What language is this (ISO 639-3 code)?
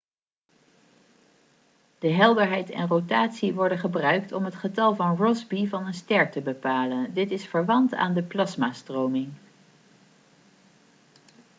nld